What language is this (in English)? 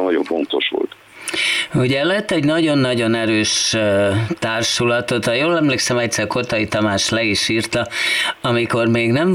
Hungarian